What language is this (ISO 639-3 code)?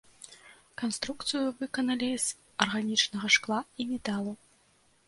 bel